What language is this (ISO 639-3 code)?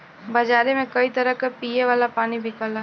bho